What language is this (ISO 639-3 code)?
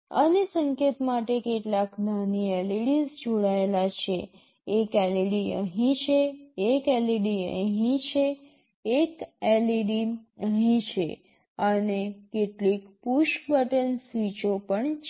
guj